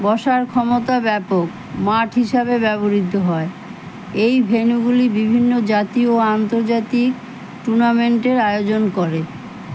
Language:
Bangla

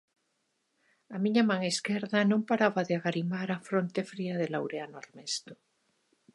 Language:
Galician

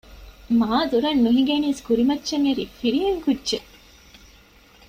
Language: Divehi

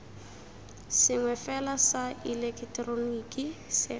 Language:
Tswana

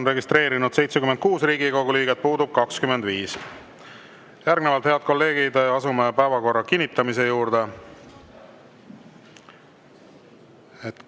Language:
Estonian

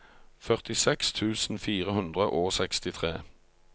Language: Norwegian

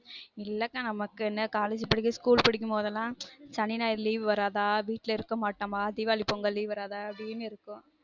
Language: Tamil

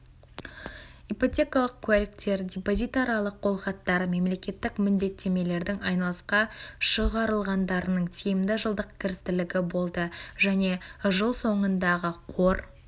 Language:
Kazakh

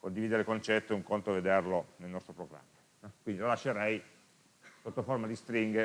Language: Italian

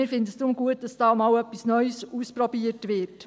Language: Swiss German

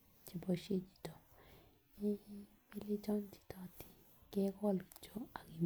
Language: Kalenjin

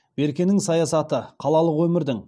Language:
Kazakh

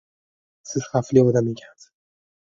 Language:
Uzbek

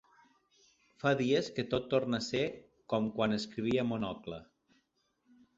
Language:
Catalan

